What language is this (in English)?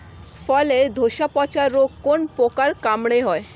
Bangla